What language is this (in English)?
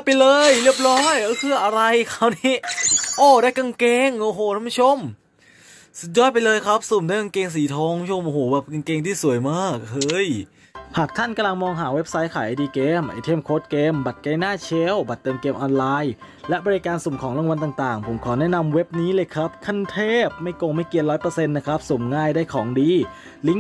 Thai